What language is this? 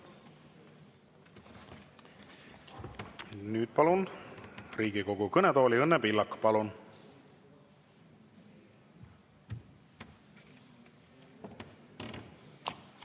Estonian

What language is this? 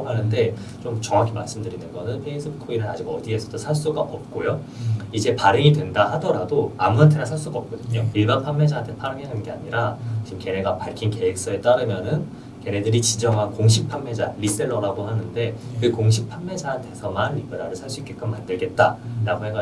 Korean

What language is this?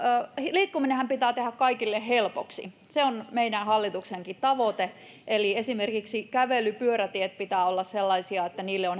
Finnish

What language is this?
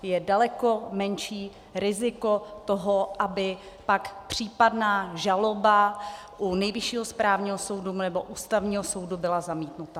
Czech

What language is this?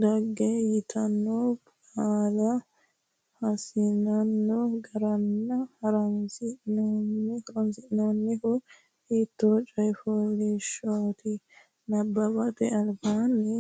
Sidamo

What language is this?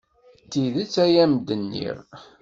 Kabyle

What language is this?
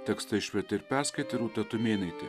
Lithuanian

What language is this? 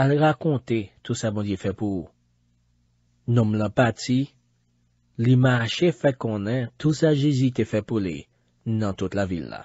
French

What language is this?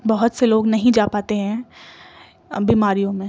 Urdu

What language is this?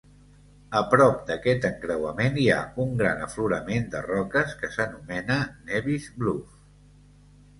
Catalan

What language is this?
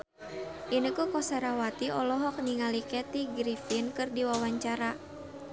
Sundanese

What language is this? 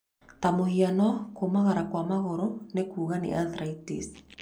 Kikuyu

